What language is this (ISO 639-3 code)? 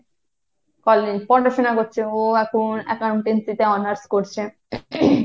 ben